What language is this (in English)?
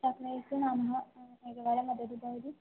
Sanskrit